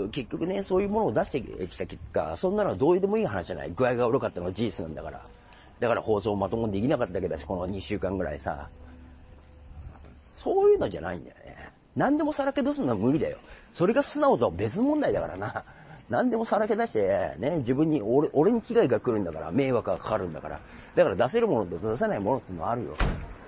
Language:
Japanese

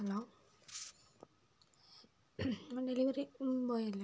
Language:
Malayalam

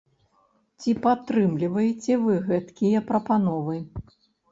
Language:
Belarusian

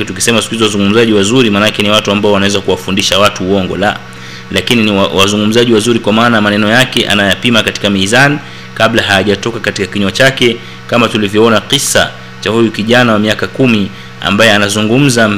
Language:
Swahili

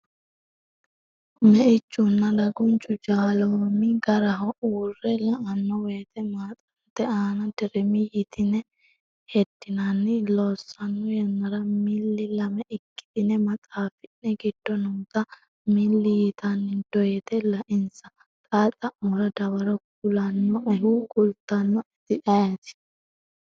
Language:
Sidamo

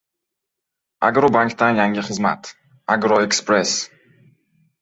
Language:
Uzbek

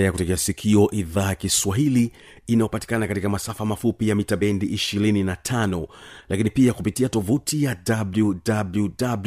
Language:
Swahili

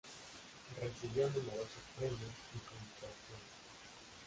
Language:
Spanish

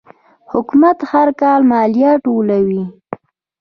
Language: Pashto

